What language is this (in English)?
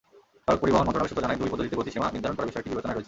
Bangla